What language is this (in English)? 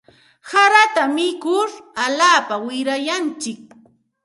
Santa Ana de Tusi Pasco Quechua